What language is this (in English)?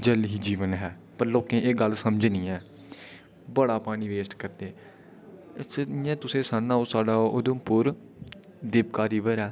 Dogri